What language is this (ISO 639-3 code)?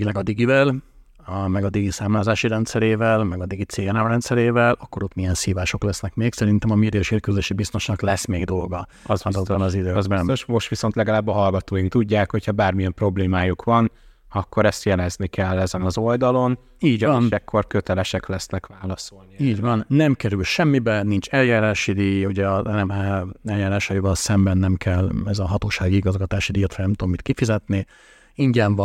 hun